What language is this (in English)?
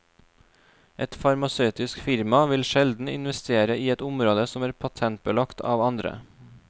Norwegian